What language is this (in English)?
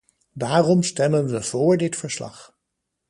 Dutch